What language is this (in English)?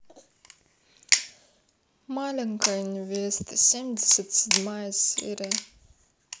Russian